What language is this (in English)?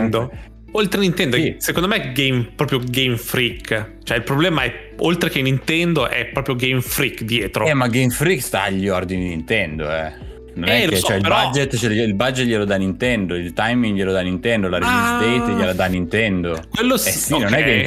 Italian